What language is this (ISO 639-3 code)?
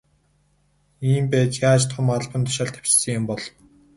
mon